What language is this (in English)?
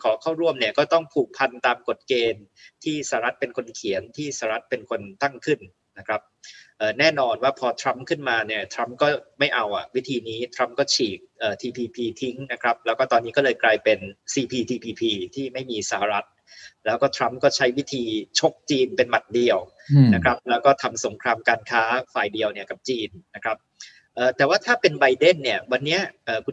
Thai